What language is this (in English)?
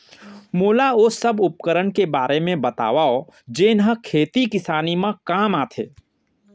Chhattisgarhi